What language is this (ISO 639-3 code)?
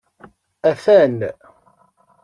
kab